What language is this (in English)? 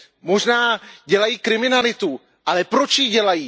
Czech